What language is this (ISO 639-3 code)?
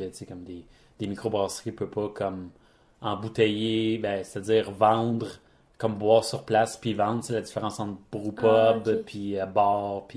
fra